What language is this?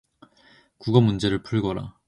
Korean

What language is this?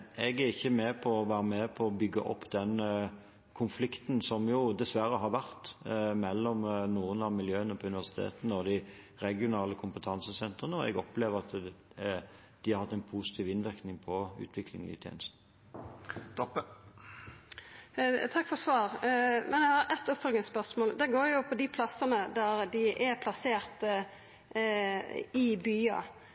Norwegian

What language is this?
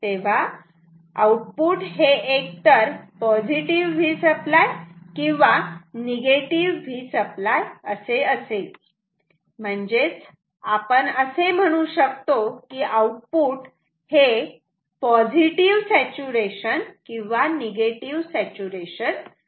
Marathi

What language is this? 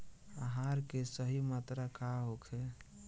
Bhojpuri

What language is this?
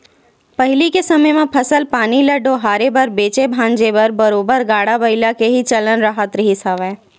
Chhattisgarhi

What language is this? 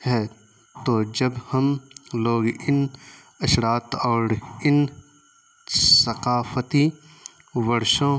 Urdu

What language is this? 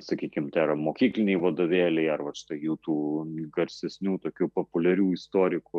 Lithuanian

